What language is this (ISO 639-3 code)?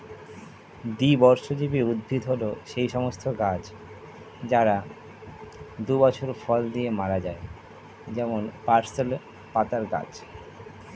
ben